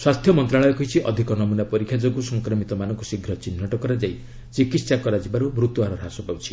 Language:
Odia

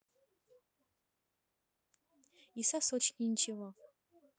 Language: Russian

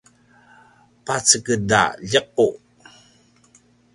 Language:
Paiwan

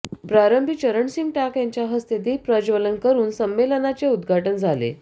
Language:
Marathi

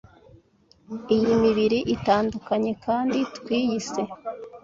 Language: Kinyarwanda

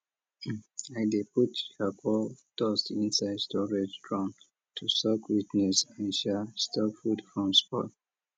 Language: Nigerian Pidgin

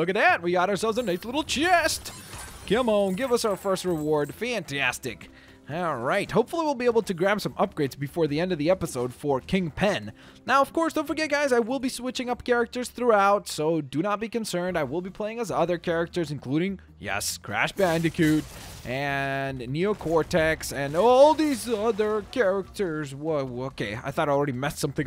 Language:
English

